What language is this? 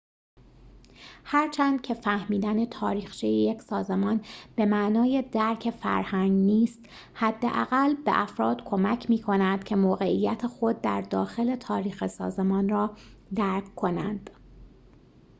Persian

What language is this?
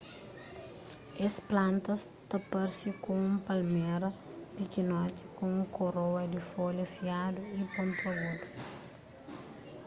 Kabuverdianu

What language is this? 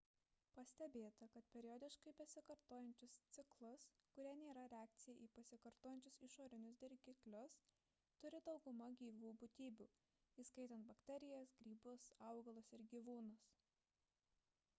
Lithuanian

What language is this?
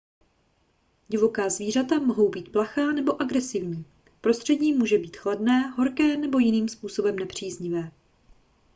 Czech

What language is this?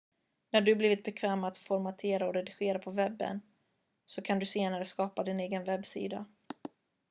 Swedish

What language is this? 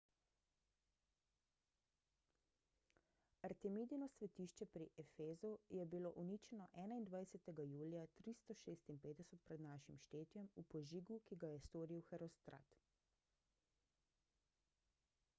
Slovenian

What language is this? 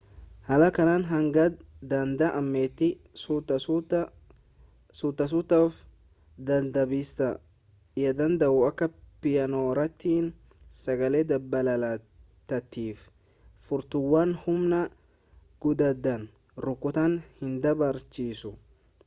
Oromo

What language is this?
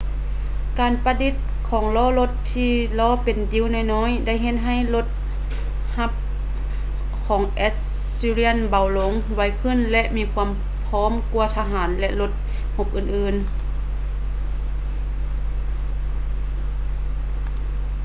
Lao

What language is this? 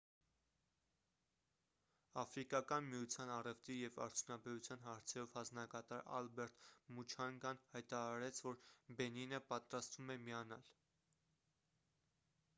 Armenian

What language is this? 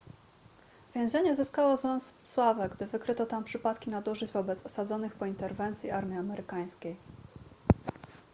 Polish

